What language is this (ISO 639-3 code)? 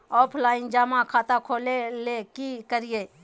mag